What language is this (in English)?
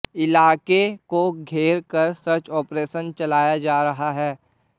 Hindi